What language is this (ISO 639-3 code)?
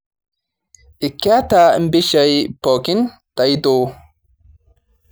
mas